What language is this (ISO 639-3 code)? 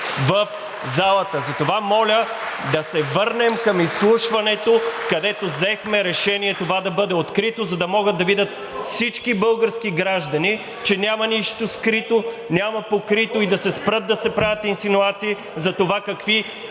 bul